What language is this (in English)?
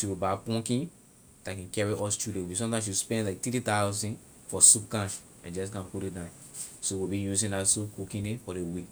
Liberian English